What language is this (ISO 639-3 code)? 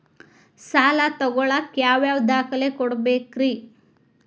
kan